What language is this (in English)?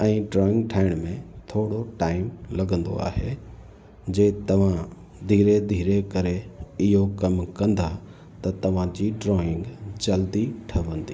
Sindhi